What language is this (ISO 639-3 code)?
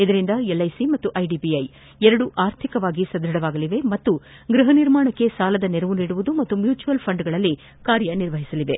kan